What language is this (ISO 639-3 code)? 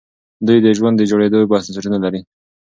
pus